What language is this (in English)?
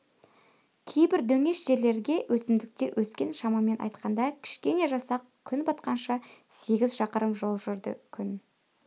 Kazakh